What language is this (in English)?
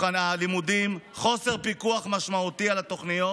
Hebrew